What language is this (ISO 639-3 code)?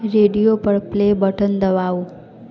mai